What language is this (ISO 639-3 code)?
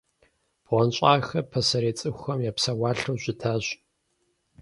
kbd